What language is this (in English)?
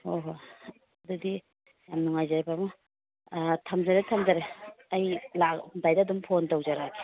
Manipuri